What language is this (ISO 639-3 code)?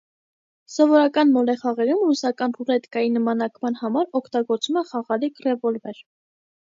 hye